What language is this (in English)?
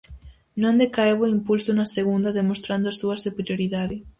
Galician